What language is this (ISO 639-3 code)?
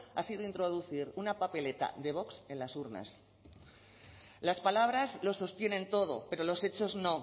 spa